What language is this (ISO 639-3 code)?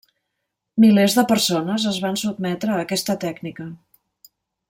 cat